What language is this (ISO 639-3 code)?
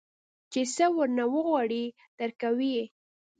pus